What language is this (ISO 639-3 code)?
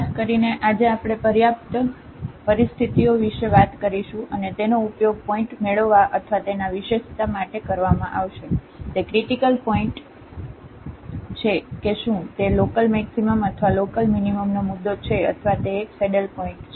guj